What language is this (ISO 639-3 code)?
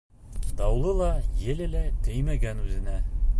bak